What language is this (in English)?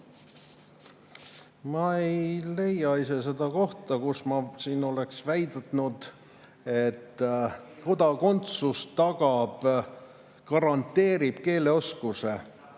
Estonian